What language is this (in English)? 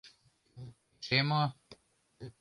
Mari